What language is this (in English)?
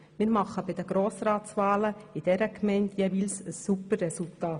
Swiss German